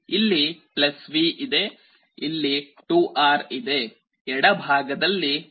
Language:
Kannada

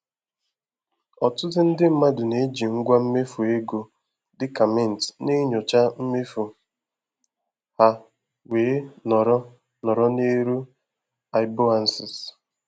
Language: Igbo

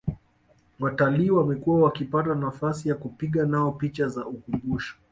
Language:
Swahili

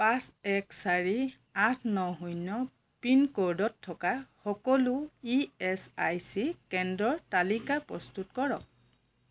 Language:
Assamese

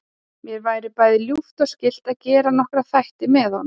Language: Icelandic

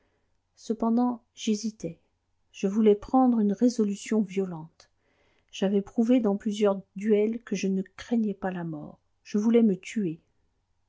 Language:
French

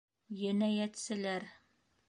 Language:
Bashkir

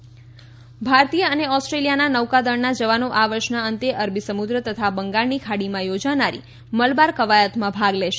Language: Gujarati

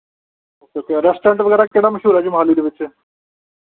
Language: Punjabi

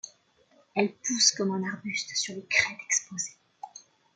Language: French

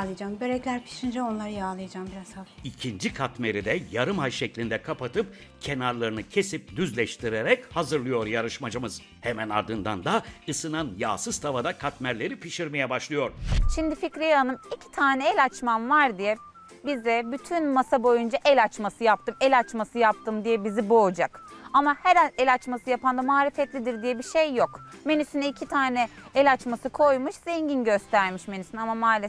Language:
Turkish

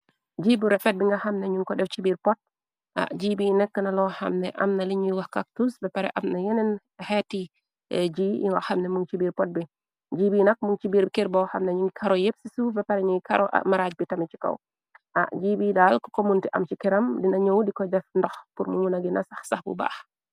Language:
Wolof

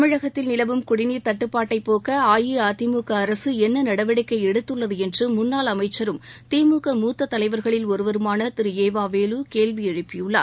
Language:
Tamil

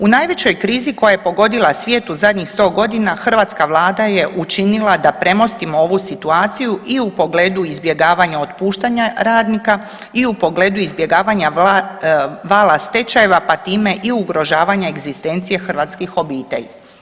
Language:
Croatian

